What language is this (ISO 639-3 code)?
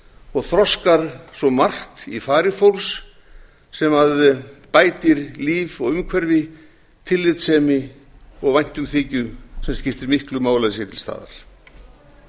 isl